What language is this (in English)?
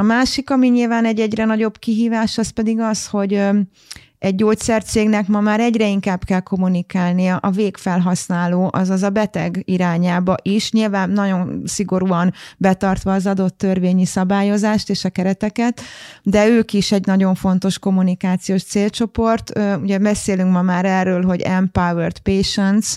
Hungarian